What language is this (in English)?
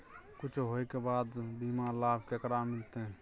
Maithili